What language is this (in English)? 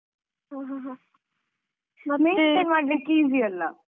Kannada